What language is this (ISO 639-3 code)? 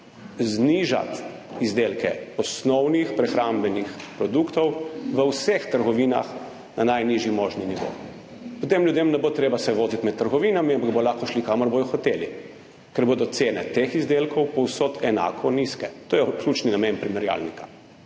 slv